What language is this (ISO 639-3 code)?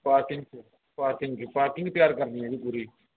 pan